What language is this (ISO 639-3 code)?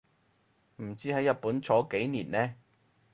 yue